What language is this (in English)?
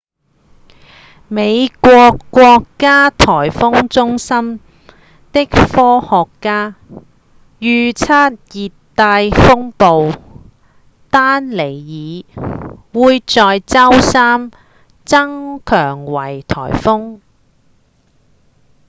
Cantonese